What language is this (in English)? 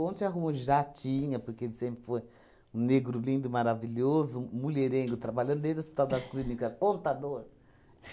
Portuguese